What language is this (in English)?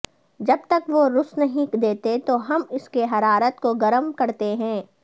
Urdu